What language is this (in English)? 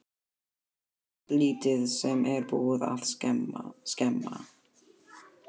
Icelandic